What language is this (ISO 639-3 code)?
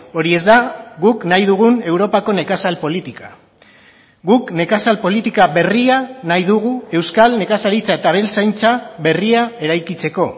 eus